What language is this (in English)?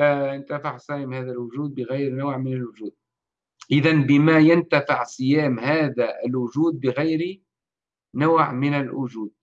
Arabic